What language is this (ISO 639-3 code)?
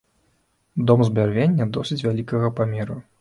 bel